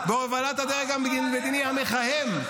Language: Hebrew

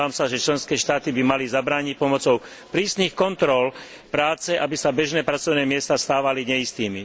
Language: Slovak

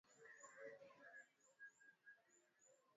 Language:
Swahili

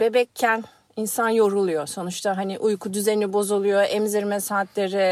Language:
Turkish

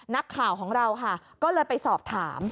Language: Thai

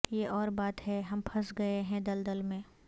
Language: Urdu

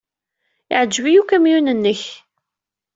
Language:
Kabyle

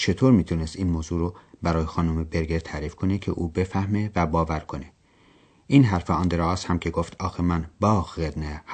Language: Persian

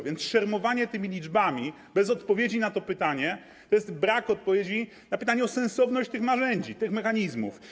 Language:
Polish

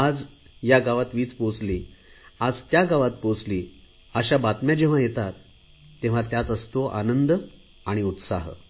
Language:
Marathi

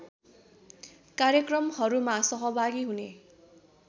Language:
Nepali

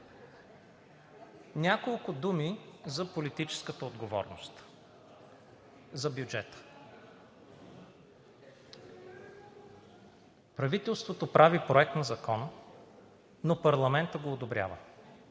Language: Bulgarian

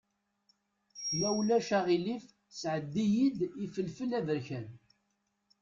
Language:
Kabyle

